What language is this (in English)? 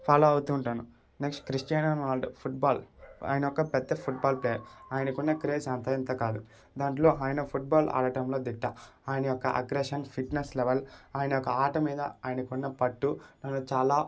Telugu